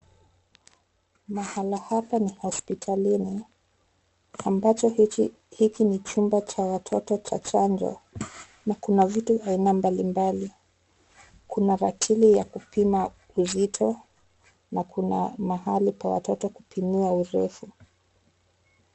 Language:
Swahili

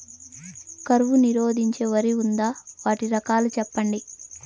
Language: Telugu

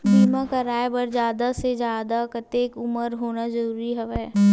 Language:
Chhattisgarhi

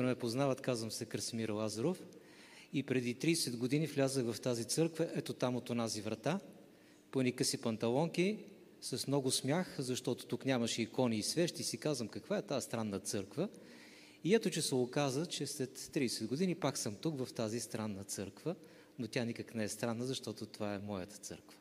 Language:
Bulgarian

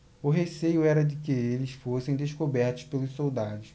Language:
Portuguese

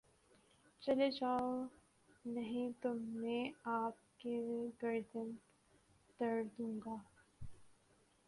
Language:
Urdu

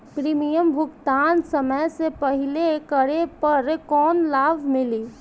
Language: Bhojpuri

